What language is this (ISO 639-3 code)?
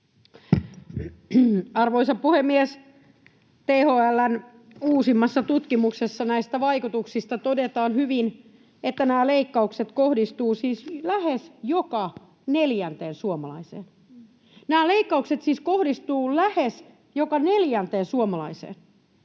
fin